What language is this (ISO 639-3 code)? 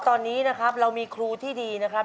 tha